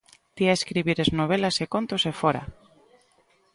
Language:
Galician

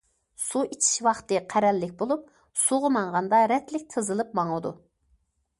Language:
Uyghur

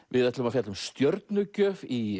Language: Icelandic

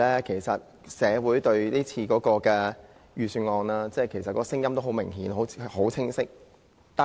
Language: Cantonese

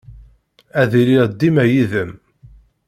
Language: Kabyle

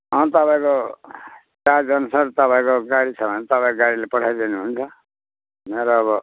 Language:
Nepali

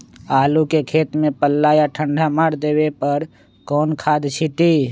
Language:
Magahi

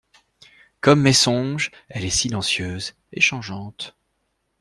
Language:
French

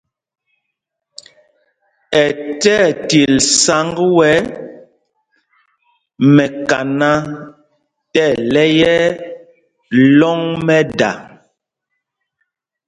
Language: Mpumpong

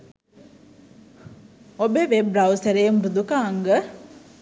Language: Sinhala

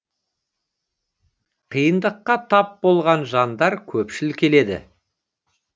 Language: Kazakh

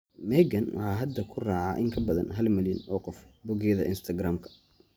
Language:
Somali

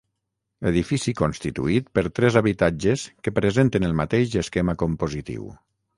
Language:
Catalan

